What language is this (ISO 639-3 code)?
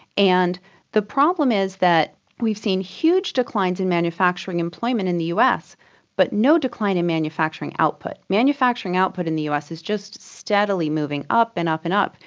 eng